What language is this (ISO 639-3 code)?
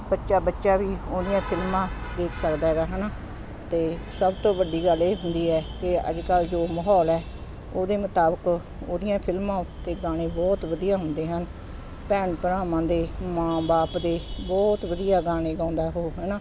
pan